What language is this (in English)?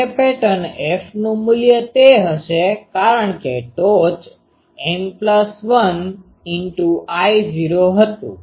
Gujarati